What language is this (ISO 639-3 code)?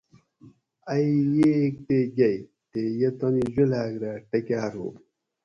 gwc